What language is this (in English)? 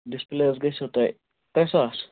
Kashmiri